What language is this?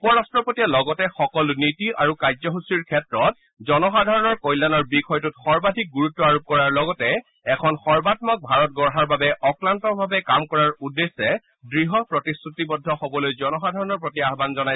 Assamese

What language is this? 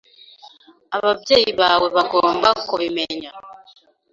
Kinyarwanda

